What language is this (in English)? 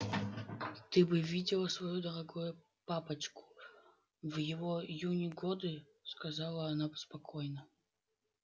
Russian